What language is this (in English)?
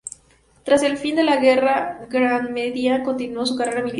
Spanish